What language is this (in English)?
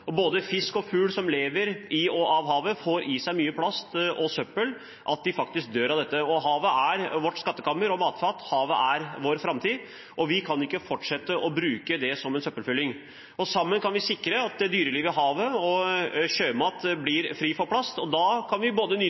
Norwegian Bokmål